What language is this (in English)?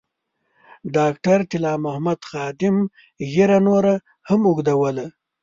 Pashto